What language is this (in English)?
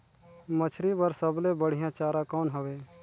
Chhattisgarhi